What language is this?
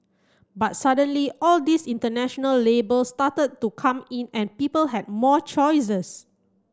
English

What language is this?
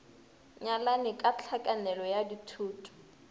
Northern Sotho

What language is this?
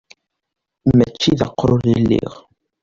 Kabyle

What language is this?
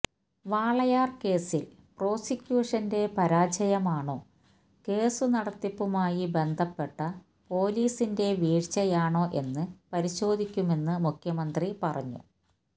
Malayalam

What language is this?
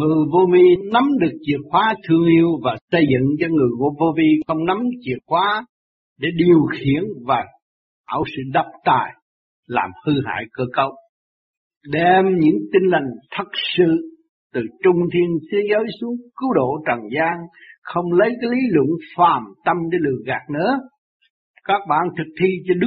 Vietnamese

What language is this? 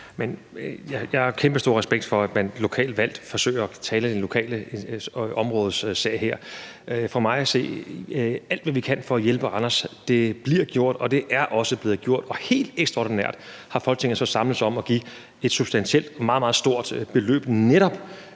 Danish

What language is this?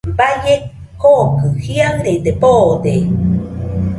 Nüpode Huitoto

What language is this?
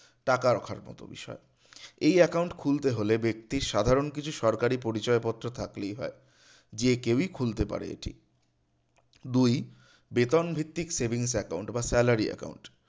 Bangla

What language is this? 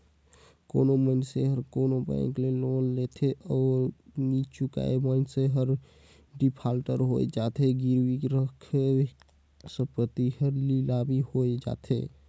Chhattisgarhi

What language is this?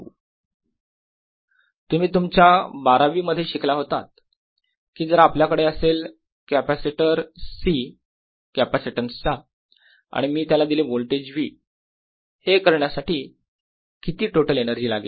Marathi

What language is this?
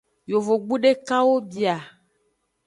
Aja (Benin)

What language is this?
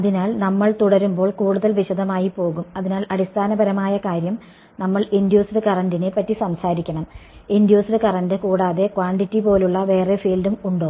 Malayalam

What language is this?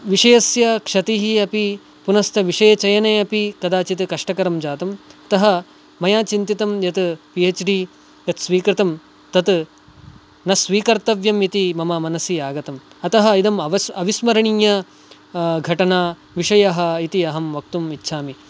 Sanskrit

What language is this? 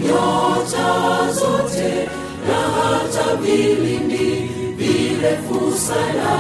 Swahili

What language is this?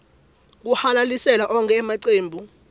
Swati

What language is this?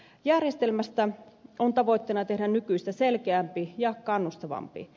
Finnish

